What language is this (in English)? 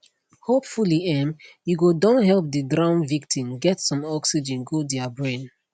Nigerian Pidgin